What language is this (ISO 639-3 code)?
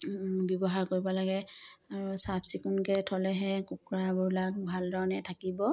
asm